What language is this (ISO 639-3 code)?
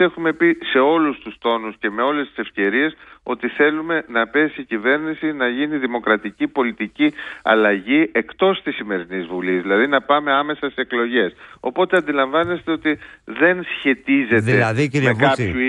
ell